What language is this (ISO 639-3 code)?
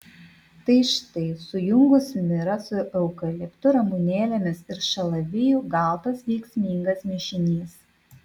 lit